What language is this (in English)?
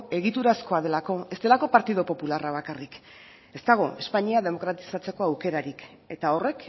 Basque